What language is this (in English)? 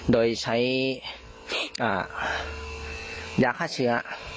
Thai